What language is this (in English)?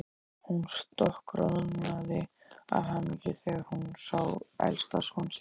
Icelandic